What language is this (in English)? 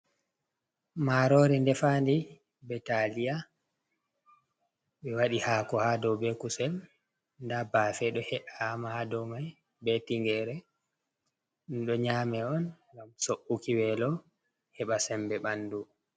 Fula